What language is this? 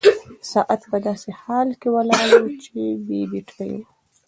Pashto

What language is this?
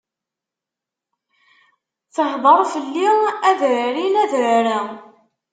Kabyle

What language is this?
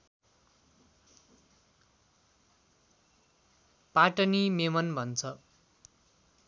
Nepali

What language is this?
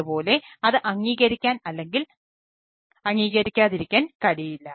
Malayalam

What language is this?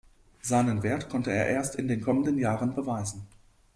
German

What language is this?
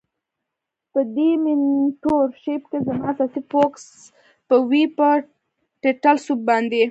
Pashto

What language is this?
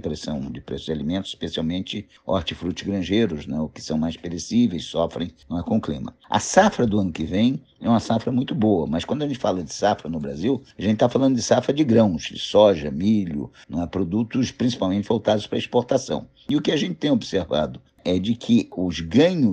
Portuguese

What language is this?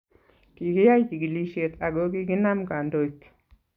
Kalenjin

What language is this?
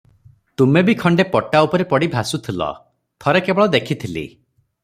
Odia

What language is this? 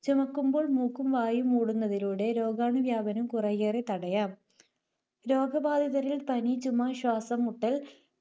Malayalam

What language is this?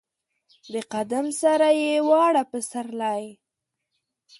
Pashto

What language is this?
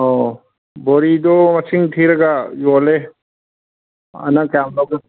Manipuri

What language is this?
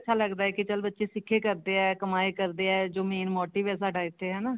Punjabi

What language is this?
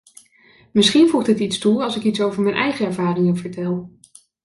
Dutch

